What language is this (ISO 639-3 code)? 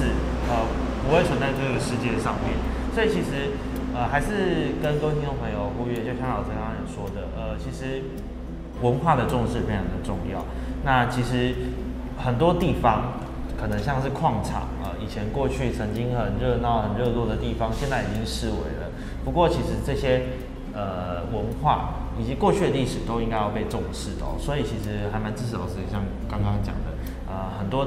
zho